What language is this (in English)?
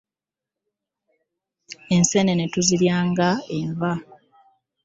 Ganda